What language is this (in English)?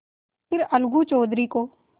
Hindi